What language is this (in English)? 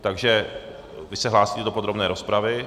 Czech